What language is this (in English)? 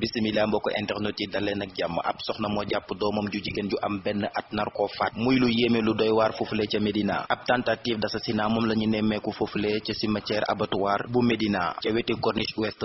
Indonesian